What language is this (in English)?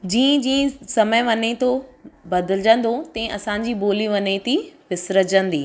Sindhi